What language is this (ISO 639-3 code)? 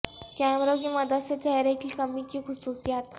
urd